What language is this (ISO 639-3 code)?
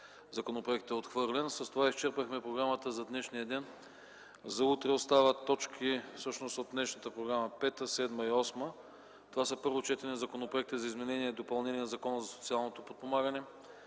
bul